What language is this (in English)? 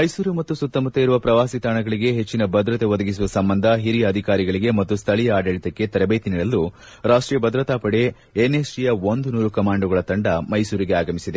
Kannada